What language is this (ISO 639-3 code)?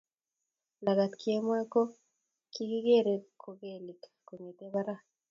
kln